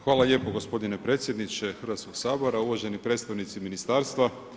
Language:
Croatian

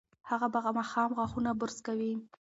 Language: Pashto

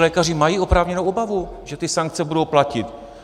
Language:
Czech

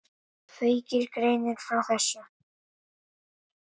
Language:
Icelandic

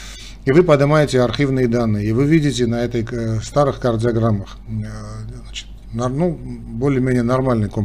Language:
Russian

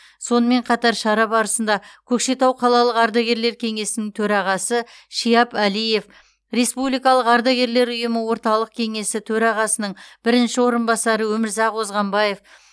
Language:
Kazakh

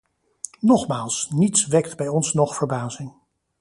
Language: Dutch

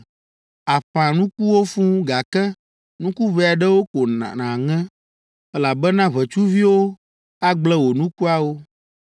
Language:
Ewe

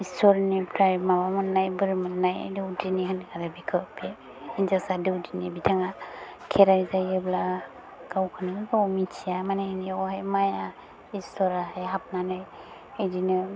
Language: Bodo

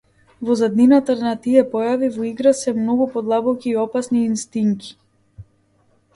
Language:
Macedonian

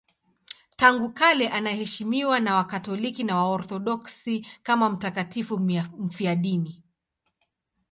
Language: Swahili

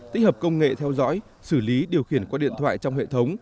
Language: Vietnamese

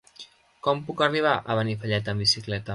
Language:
Catalan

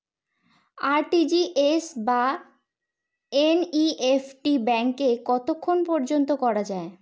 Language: Bangla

